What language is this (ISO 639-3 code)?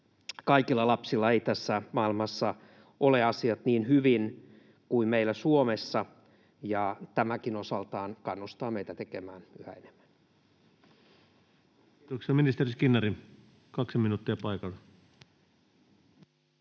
fin